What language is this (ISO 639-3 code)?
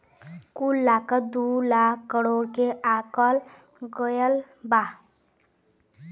bho